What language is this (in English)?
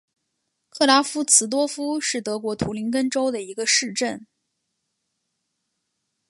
Chinese